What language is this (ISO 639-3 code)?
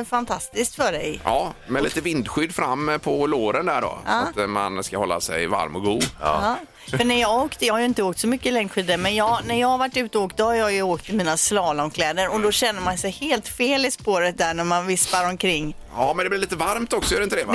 swe